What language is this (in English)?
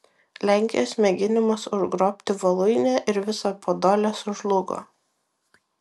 Lithuanian